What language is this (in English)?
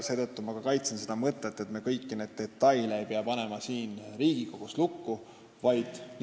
Estonian